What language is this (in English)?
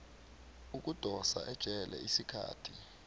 South Ndebele